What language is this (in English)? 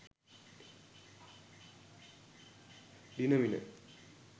Sinhala